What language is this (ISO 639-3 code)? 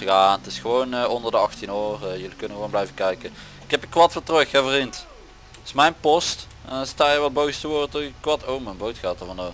nld